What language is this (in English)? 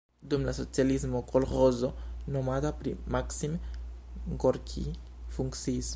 Esperanto